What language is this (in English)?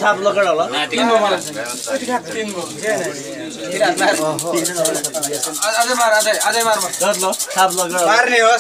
Arabic